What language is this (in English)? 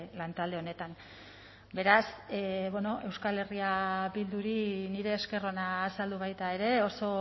Basque